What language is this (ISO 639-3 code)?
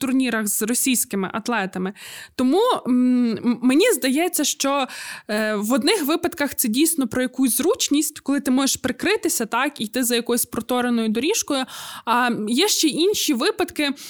ukr